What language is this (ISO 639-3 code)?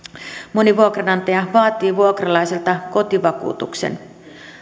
fin